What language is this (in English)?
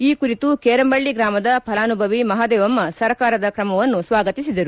Kannada